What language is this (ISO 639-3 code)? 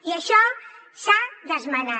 cat